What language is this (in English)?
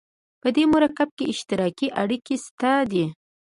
Pashto